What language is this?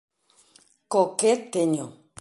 Galician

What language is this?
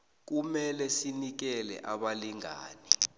South Ndebele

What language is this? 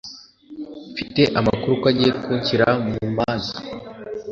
Kinyarwanda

